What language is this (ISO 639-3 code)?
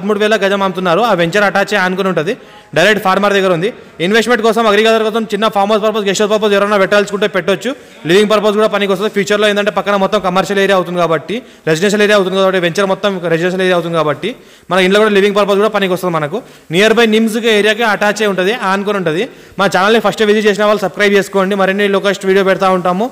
tel